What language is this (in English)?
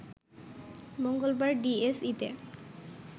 Bangla